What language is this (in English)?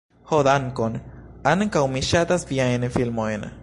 Esperanto